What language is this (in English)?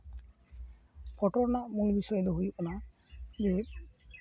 Santali